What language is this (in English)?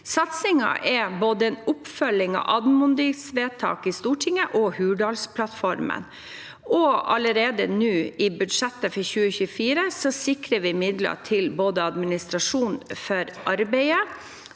Norwegian